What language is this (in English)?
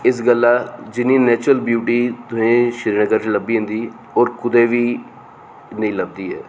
Dogri